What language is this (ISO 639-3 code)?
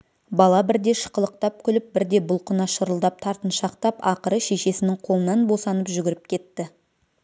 kaz